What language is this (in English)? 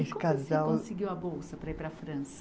Portuguese